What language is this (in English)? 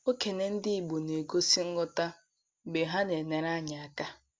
Igbo